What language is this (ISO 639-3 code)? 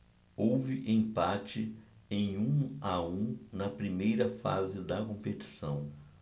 por